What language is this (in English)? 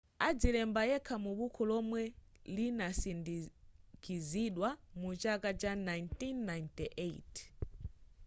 Nyanja